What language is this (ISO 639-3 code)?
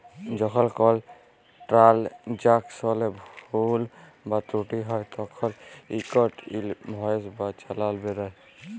ben